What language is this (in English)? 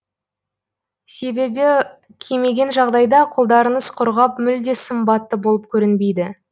Kazakh